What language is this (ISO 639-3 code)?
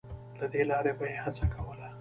pus